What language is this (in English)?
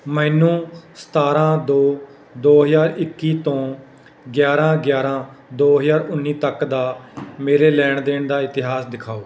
Punjabi